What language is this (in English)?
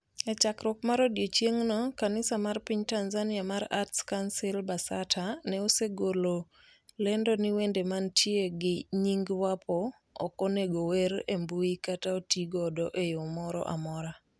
Luo (Kenya and Tanzania)